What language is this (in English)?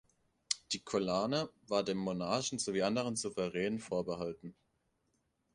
German